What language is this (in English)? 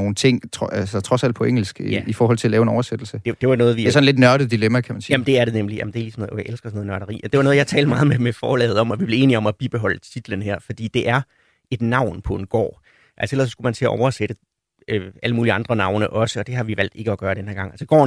Danish